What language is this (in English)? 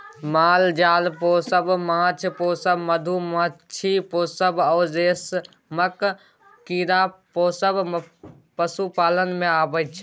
Maithili